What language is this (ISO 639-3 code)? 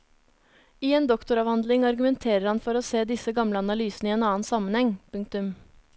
nor